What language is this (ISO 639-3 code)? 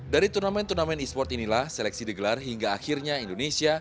ind